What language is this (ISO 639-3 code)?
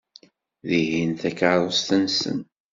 kab